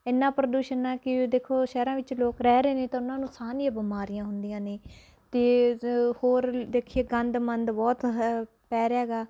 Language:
Punjabi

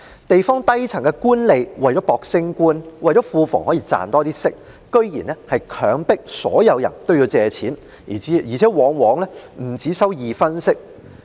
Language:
Cantonese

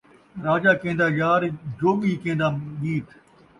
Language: Saraiki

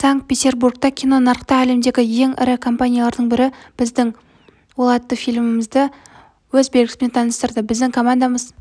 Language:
Kazakh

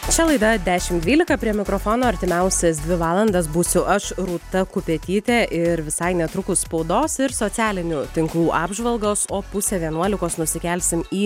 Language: Lithuanian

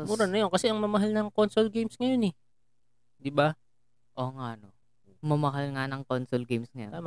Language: Filipino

